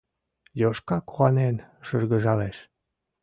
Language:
Mari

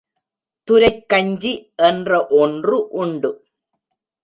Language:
Tamil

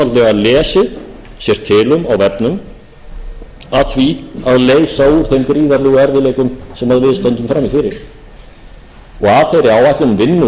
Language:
Icelandic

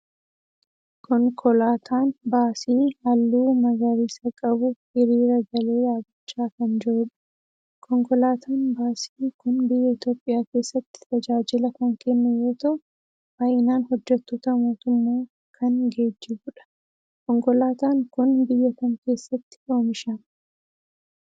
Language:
Oromo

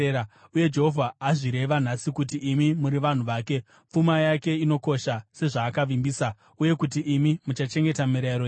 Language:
Shona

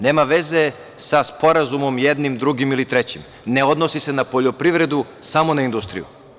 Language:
Serbian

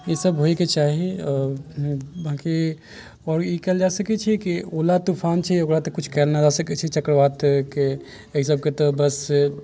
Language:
Maithili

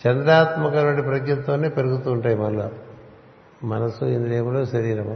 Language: Telugu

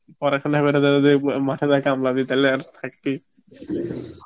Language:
Bangla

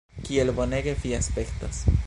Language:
Esperanto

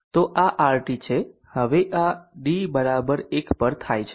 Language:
Gujarati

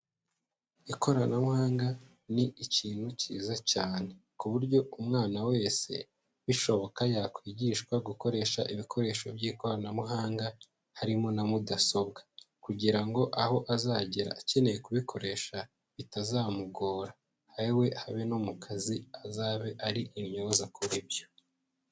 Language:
Kinyarwanda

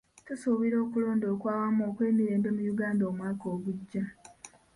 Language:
Ganda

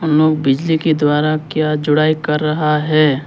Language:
Hindi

